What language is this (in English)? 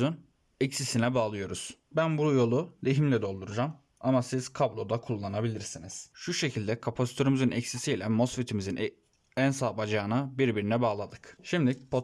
Turkish